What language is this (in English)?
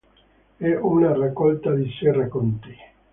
Italian